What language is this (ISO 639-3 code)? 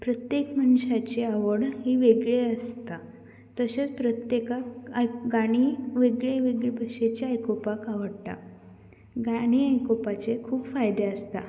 kok